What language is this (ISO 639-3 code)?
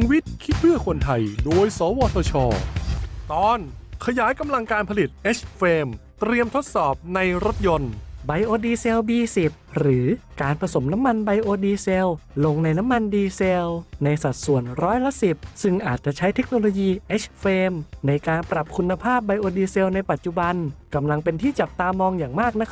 tha